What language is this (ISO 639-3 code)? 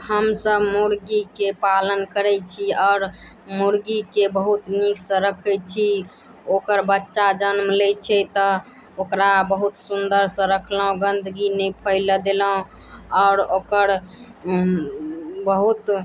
mai